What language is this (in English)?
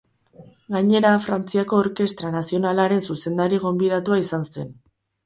Basque